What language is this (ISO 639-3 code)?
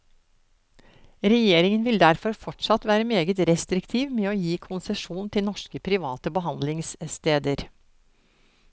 nor